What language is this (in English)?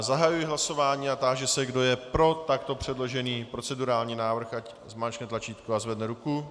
Czech